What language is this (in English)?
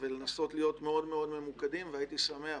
Hebrew